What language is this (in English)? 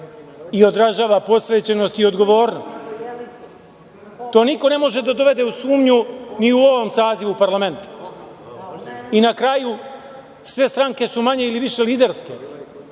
Serbian